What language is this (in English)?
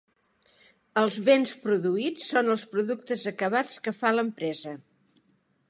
Catalan